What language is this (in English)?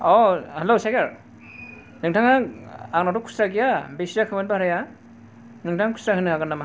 Bodo